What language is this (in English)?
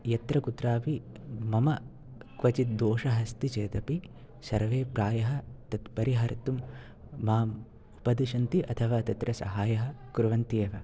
Sanskrit